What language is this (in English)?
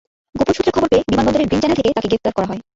Bangla